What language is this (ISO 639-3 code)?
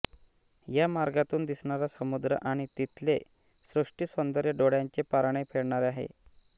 mar